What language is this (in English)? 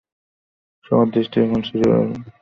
Bangla